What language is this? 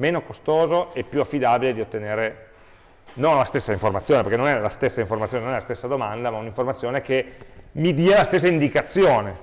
Italian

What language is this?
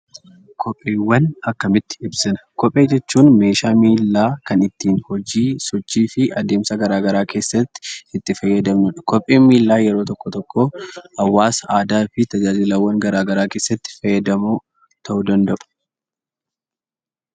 Oromo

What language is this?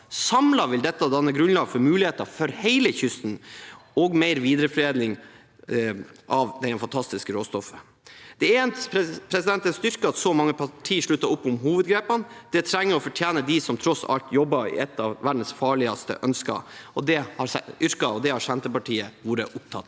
Norwegian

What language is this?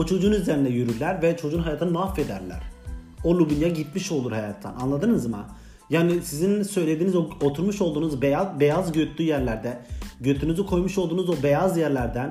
Turkish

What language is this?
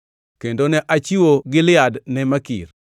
Luo (Kenya and Tanzania)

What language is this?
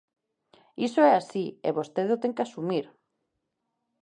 Galician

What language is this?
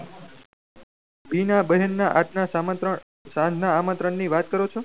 Gujarati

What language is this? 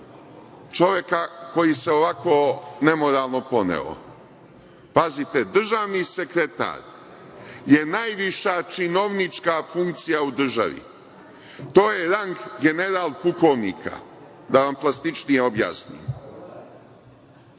Serbian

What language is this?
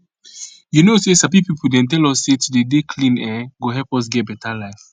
Nigerian Pidgin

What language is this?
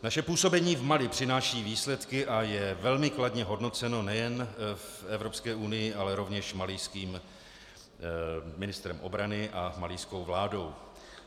Czech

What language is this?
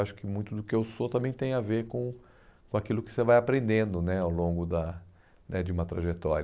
Portuguese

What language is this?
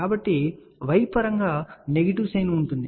Telugu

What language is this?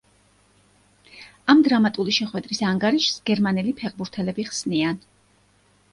Georgian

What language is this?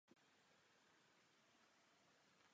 Czech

